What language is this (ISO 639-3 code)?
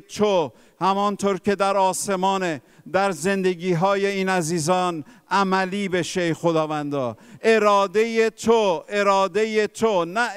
fas